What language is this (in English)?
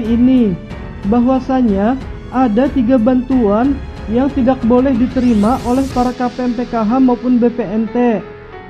Indonesian